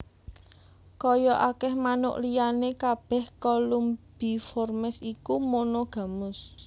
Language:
Javanese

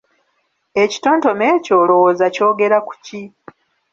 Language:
Ganda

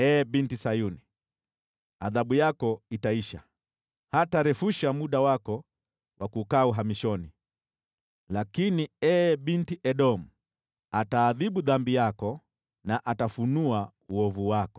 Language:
Swahili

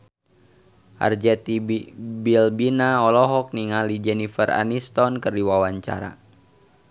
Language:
Sundanese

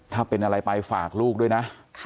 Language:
Thai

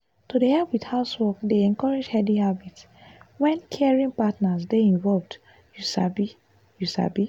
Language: Nigerian Pidgin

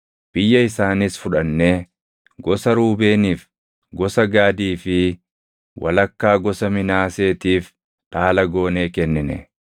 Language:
Oromo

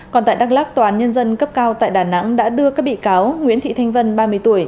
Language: Vietnamese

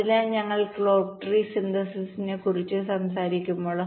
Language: Malayalam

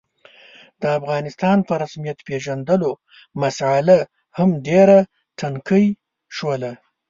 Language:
Pashto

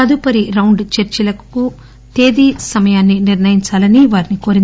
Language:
Telugu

